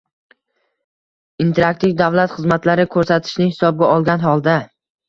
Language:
Uzbek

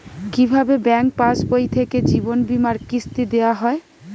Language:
Bangla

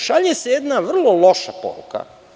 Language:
Serbian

